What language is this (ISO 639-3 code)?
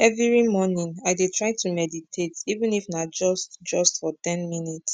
pcm